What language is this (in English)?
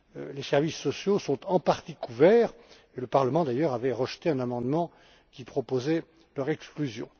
French